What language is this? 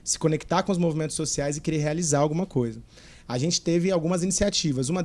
Portuguese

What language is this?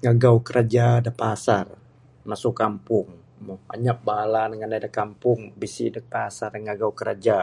Bukar-Sadung Bidayuh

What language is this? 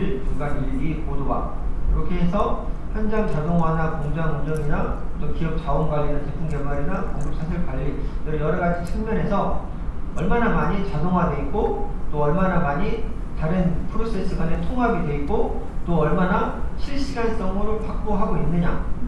Korean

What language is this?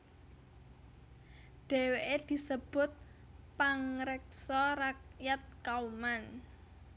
Javanese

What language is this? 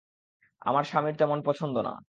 Bangla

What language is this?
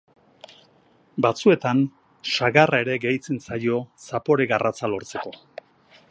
Basque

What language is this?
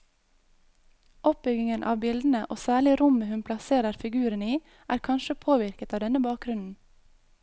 Norwegian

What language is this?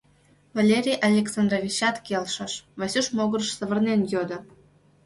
Mari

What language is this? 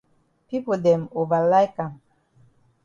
Cameroon Pidgin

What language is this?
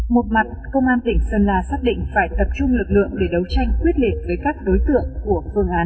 Vietnamese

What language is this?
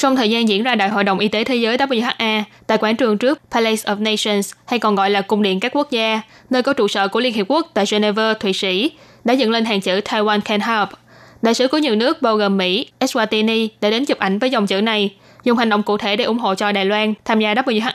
Vietnamese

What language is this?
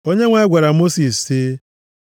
Igbo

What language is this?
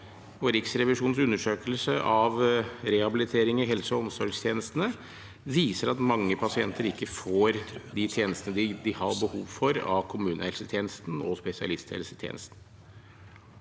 Norwegian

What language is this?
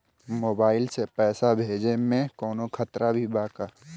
Bhojpuri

